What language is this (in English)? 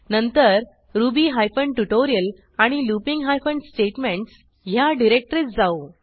Marathi